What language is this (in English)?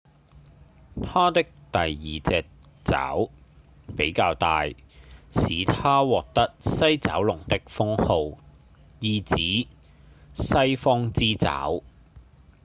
Cantonese